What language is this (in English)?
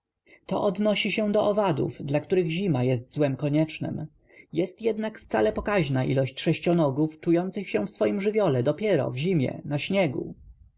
Polish